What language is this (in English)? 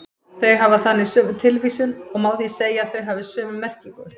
Icelandic